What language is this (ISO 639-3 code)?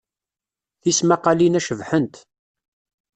kab